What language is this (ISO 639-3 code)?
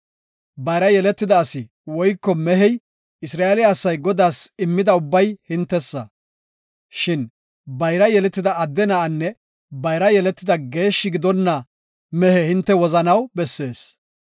gof